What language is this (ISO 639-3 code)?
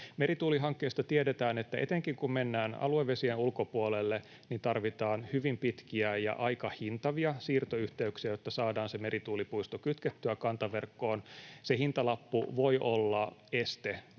fin